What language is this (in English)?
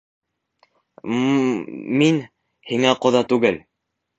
Bashkir